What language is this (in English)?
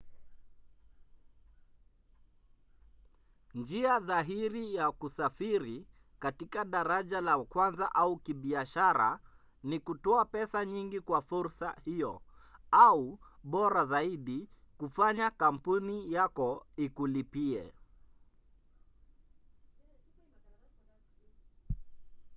Swahili